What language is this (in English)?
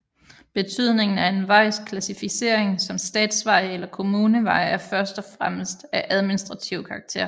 Danish